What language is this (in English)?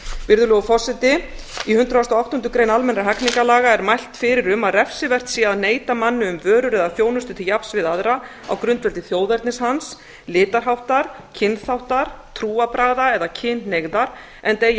Icelandic